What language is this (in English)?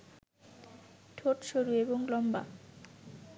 Bangla